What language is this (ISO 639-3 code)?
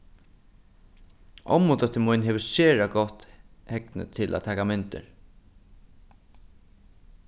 fao